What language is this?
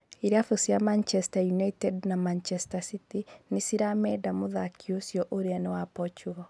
Kikuyu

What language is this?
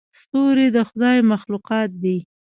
Pashto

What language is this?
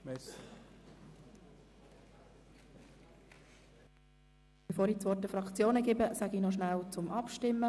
Swiss German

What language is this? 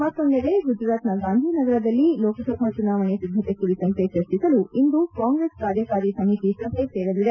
Kannada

